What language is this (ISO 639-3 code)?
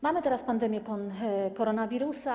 pol